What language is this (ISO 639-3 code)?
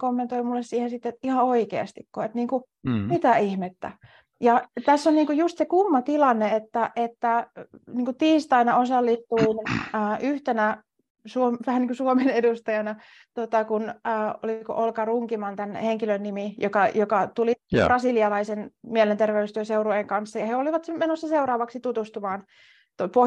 fin